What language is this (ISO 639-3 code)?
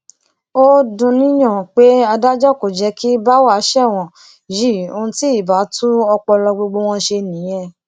yor